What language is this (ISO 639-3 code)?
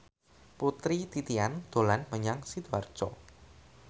jav